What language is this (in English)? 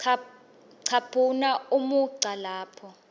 Swati